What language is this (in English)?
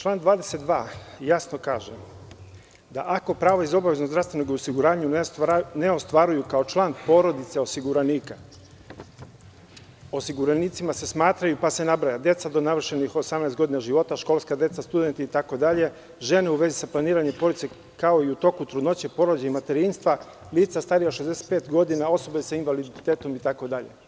Serbian